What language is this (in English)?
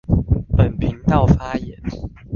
Chinese